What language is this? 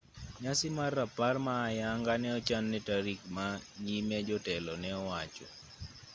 Luo (Kenya and Tanzania)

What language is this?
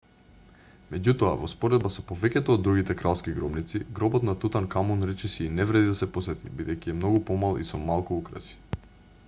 Macedonian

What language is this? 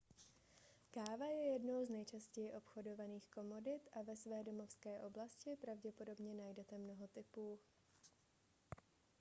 Czech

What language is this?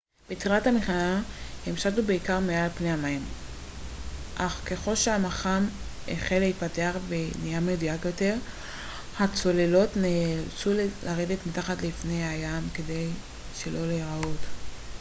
Hebrew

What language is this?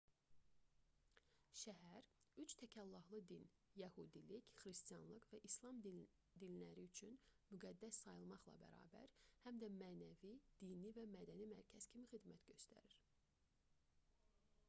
Azerbaijani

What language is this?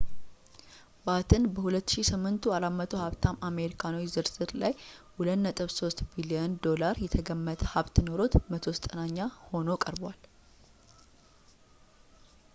Amharic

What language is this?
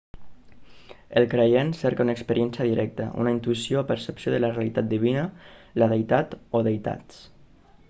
Catalan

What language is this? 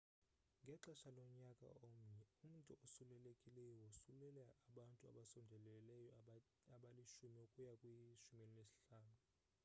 Xhosa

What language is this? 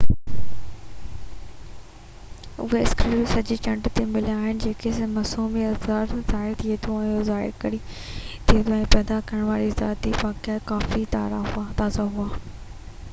Sindhi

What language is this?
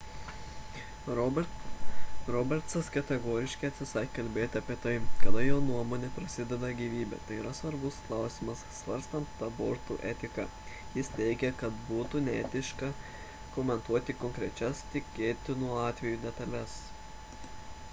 Lithuanian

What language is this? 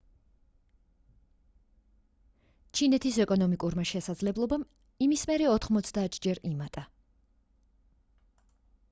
Georgian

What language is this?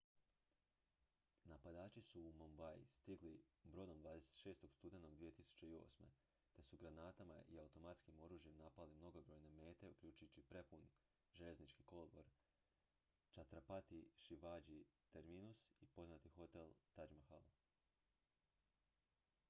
Croatian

